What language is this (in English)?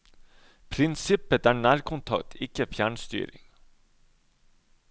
Norwegian